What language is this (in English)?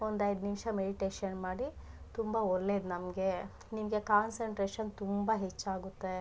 Kannada